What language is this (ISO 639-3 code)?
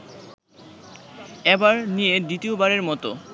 ben